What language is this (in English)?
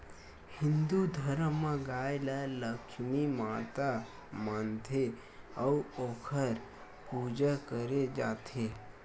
Chhattisgarhi